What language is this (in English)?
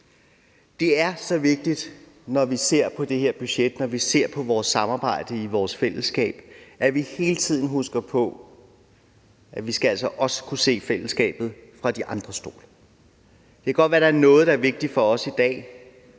Danish